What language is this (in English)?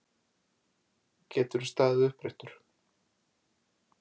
Icelandic